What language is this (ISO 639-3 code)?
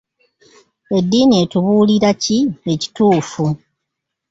lug